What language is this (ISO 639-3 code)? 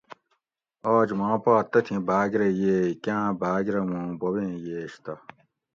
gwc